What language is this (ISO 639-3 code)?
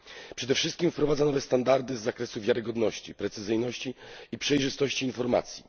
pol